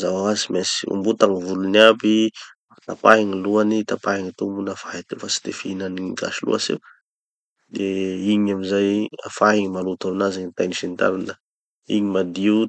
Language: Tanosy Malagasy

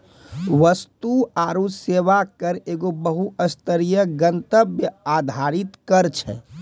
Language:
Maithili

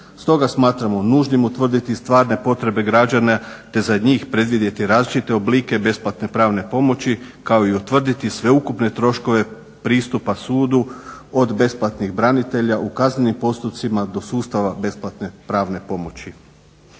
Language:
Croatian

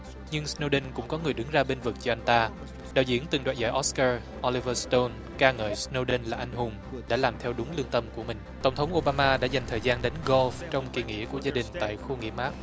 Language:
Vietnamese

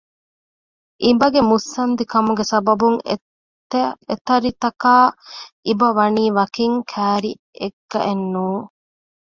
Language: Divehi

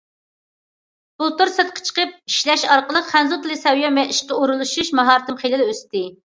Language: Uyghur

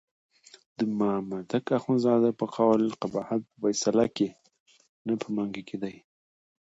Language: Pashto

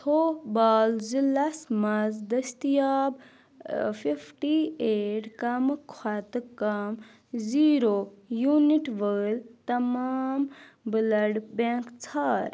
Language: Kashmiri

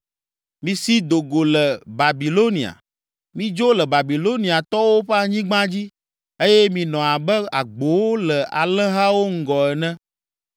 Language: Ewe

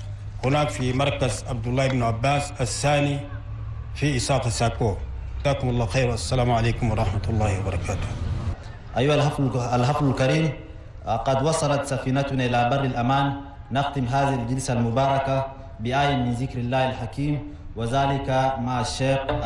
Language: Arabic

